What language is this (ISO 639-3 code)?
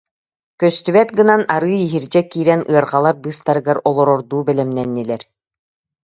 sah